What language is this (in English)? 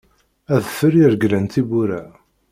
Kabyle